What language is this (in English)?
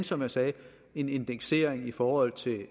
Danish